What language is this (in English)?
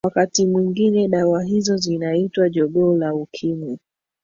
Swahili